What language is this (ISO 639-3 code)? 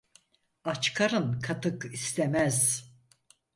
tur